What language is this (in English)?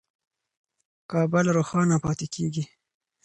Pashto